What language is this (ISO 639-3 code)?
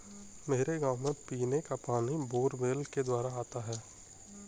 hin